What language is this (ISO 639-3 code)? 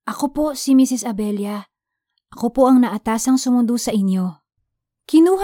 fil